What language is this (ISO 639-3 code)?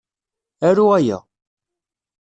kab